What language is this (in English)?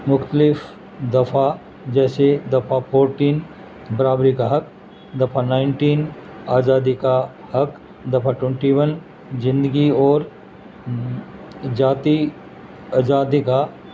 Urdu